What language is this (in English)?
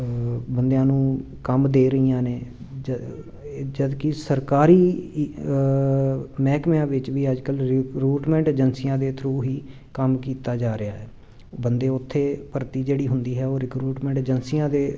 Punjabi